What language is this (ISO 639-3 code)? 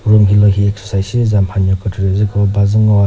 nri